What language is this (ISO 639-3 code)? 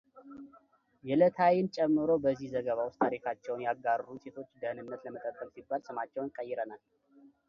amh